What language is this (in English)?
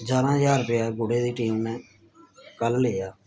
Dogri